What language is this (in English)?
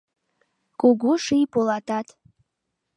Mari